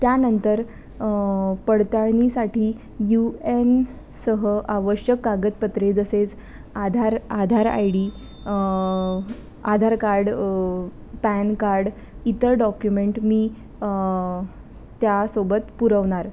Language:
Marathi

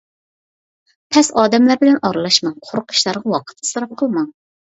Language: Uyghur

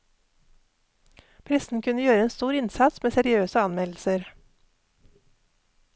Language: Norwegian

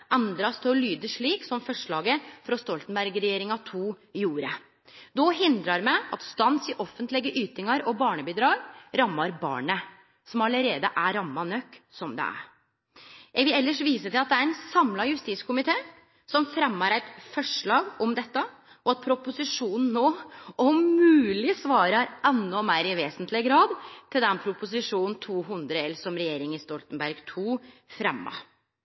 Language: Norwegian Nynorsk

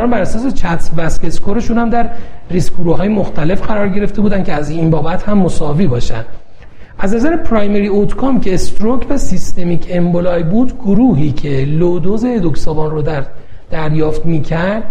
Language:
Persian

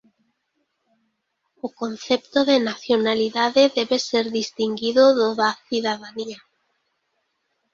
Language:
Galician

